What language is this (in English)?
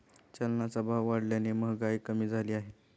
Marathi